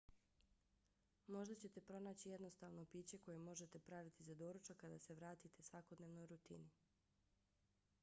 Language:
Bosnian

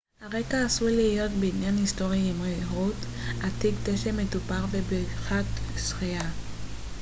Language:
Hebrew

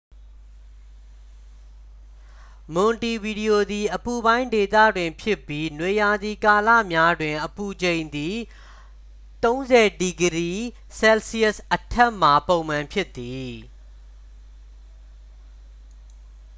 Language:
Burmese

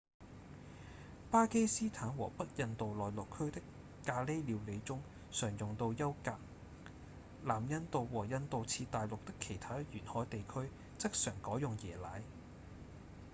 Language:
Cantonese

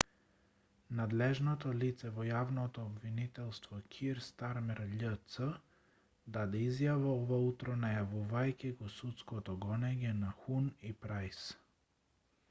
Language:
Macedonian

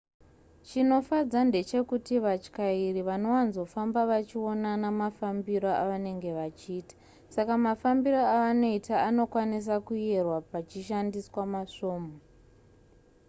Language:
Shona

